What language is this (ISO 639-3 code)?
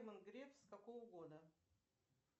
rus